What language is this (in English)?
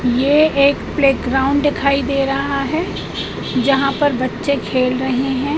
Hindi